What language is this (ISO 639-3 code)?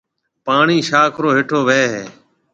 mve